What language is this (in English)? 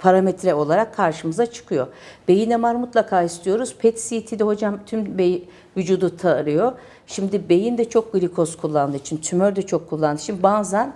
Turkish